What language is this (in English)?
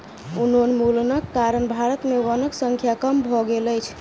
Maithili